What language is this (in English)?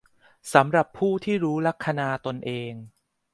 Thai